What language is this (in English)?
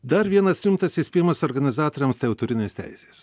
Lithuanian